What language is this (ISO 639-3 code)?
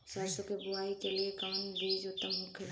bho